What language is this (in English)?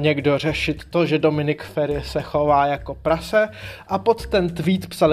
Czech